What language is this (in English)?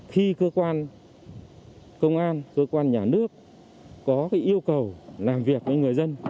Vietnamese